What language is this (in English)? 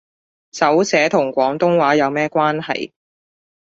Cantonese